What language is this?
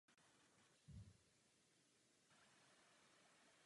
Czech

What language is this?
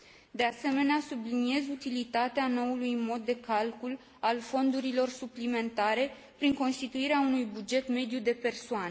Romanian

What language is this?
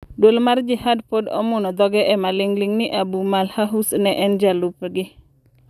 Luo (Kenya and Tanzania)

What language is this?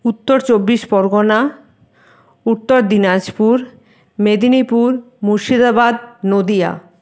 Bangla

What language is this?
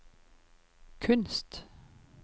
Norwegian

